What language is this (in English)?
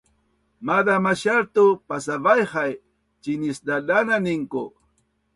Bunun